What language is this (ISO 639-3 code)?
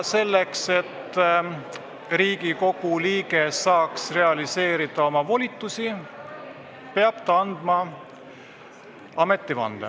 est